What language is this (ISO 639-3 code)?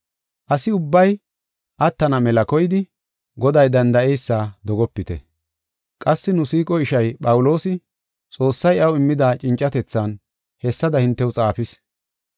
gof